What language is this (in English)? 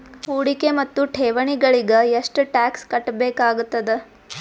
Kannada